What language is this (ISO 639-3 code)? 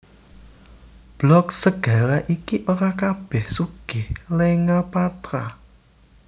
jav